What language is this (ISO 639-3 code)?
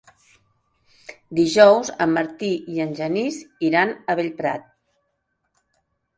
cat